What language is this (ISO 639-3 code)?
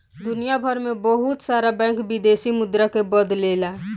bho